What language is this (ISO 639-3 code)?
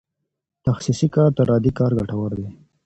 pus